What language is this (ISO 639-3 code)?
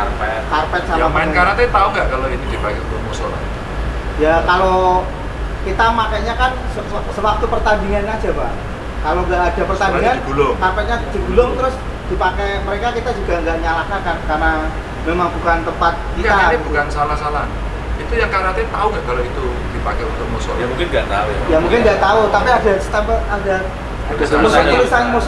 ind